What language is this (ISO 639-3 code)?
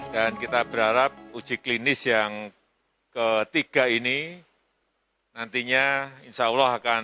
ind